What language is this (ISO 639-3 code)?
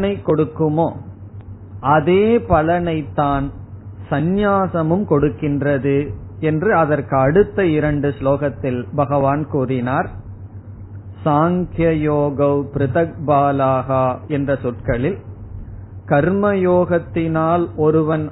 tam